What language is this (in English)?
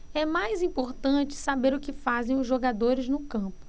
Portuguese